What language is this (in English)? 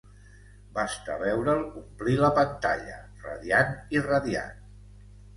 Catalan